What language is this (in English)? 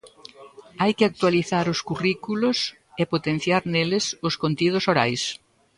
Galician